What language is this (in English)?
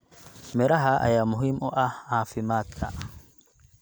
Somali